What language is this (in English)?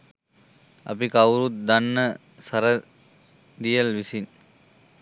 Sinhala